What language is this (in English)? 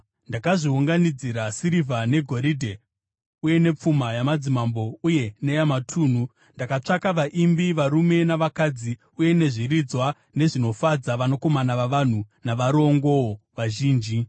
Shona